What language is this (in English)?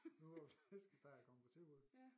Danish